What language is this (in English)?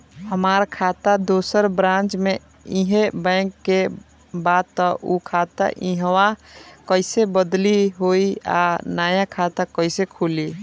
Bhojpuri